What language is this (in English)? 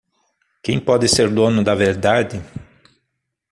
Portuguese